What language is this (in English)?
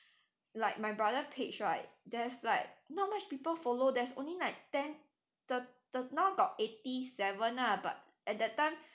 English